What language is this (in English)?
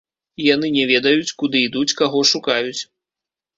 Belarusian